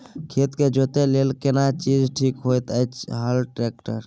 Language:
Maithili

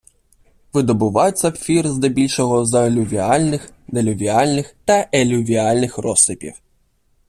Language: Ukrainian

